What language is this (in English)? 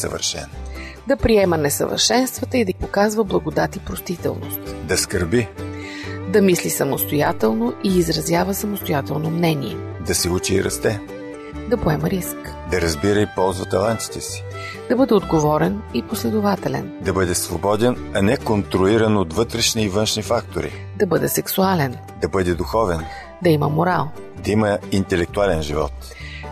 Bulgarian